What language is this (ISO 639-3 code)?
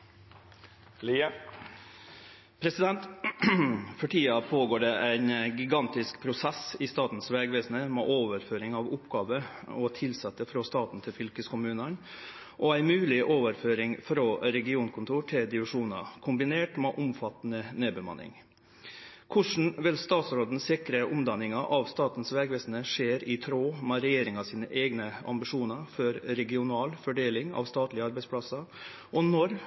nno